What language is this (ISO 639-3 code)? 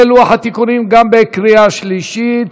heb